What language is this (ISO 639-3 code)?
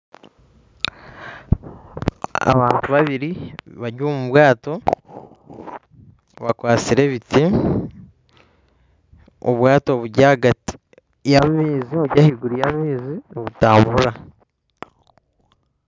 nyn